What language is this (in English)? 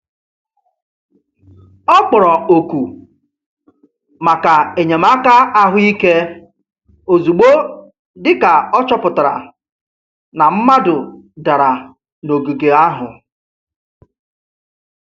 Igbo